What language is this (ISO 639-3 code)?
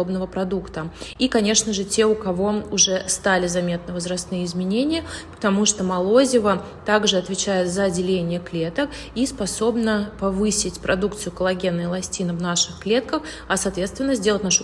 rus